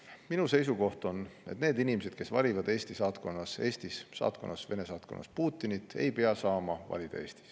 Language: Estonian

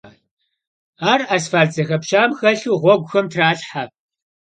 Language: Kabardian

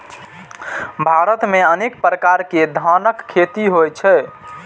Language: Maithili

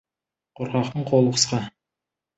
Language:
Kazakh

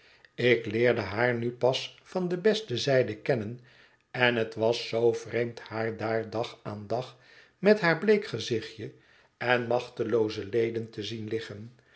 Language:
Dutch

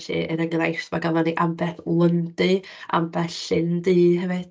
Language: Welsh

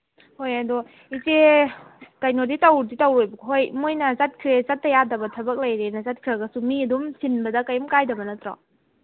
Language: Manipuri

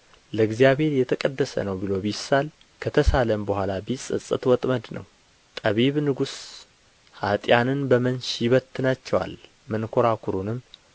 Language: Amharic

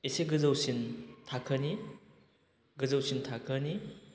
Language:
Bodo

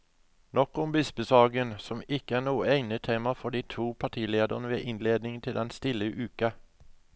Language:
Norwegian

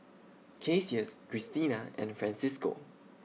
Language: English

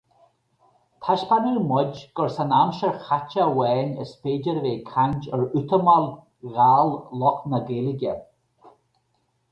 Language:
Irish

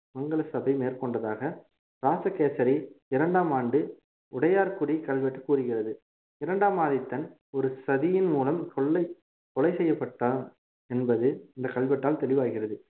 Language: Tamil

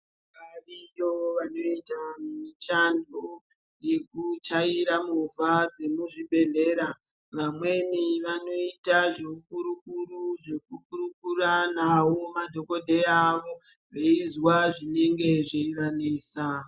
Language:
Ndau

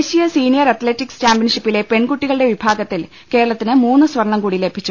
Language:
Malayalam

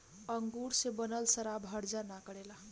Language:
Bhojpuri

